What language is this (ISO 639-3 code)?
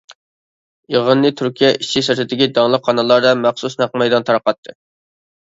uig